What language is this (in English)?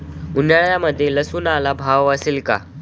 Marathi